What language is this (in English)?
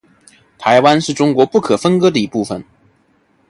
Chinese